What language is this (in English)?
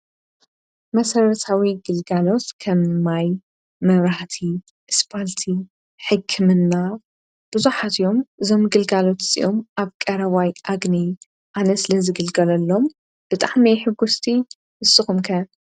Tigrinya